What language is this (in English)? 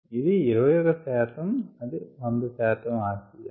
Telugu